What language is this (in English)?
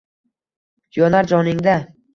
Uzbek